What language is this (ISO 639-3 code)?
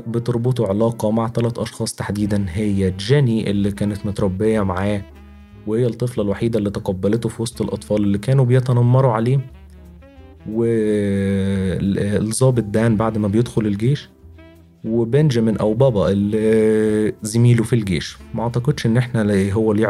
ara